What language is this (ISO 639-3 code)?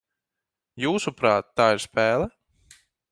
lav